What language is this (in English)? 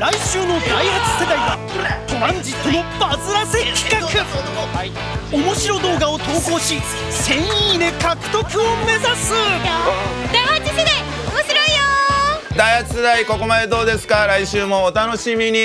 Japanese